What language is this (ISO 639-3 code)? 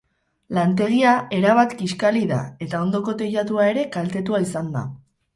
eus